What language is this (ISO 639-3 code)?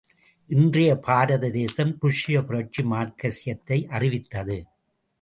tam